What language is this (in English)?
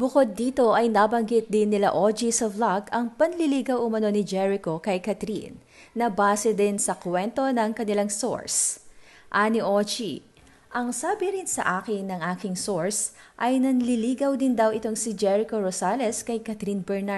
Filipino